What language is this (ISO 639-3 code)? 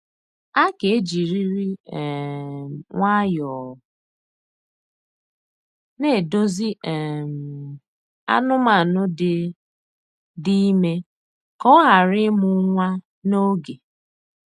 ibo